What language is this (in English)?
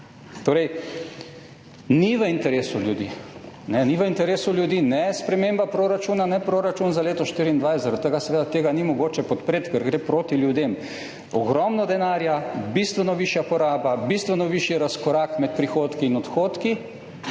Slovenian